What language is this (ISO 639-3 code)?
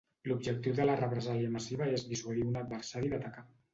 cat